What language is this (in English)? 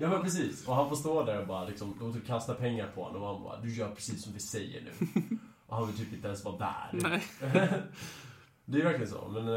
Swedish